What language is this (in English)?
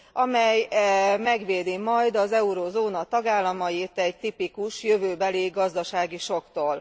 Hungarian